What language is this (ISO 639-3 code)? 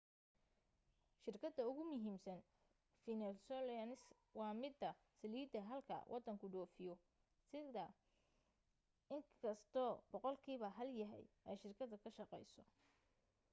som